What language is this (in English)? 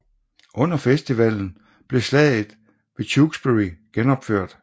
Danish